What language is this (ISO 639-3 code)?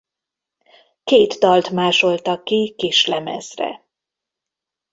hun